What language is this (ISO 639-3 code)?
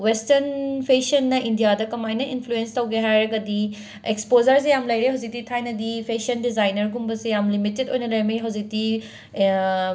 mni